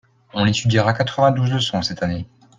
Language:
French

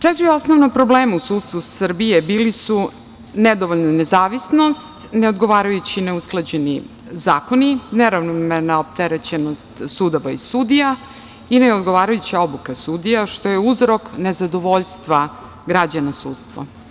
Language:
Serbian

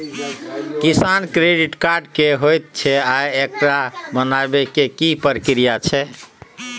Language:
Maithili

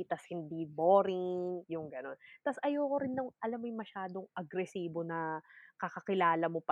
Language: Filipino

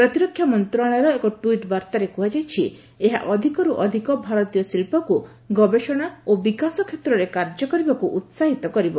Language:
Odia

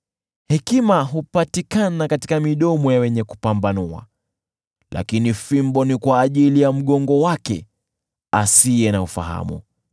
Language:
Swahili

